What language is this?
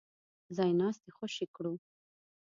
Pashto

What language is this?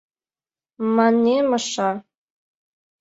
Mari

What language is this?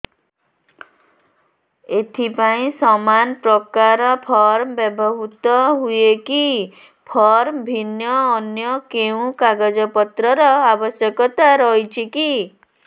Odia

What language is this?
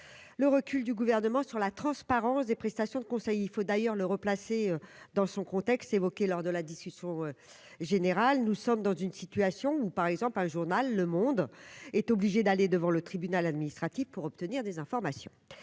French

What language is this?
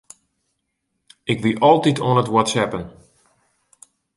Western Frisian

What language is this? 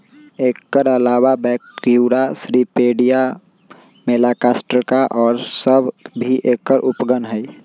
Magahi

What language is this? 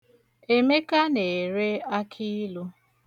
Igbo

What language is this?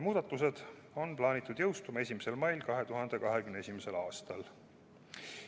Estonian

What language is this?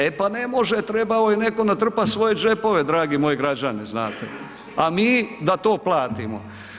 Croatian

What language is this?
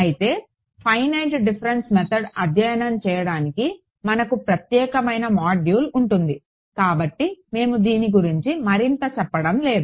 Telugu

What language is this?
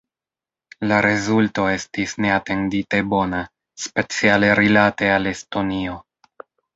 Esperanto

